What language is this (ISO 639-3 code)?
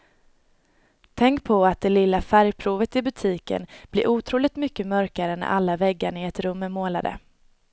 swe